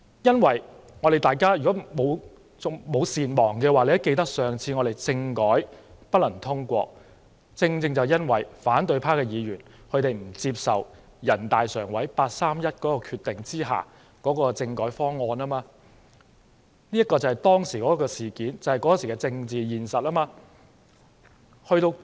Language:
Cantonese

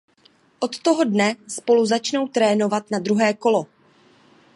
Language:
Czech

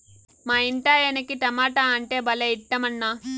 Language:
Telugu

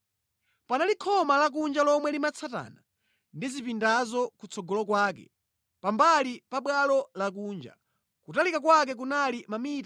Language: Nyanja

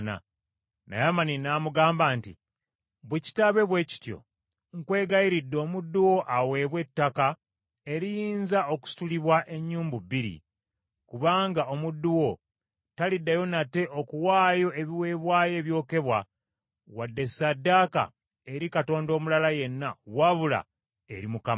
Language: Ganda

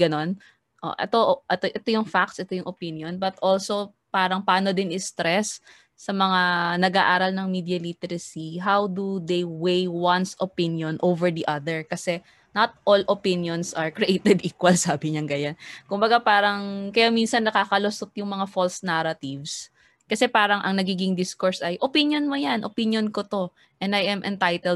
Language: Filipino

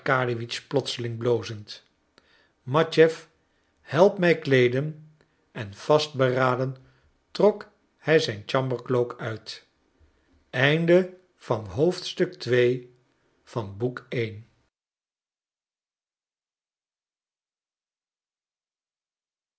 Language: Dutch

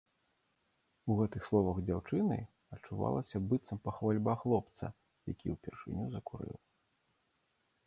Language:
Belarusian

